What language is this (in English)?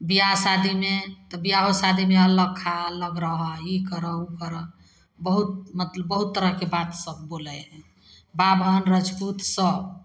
Maithili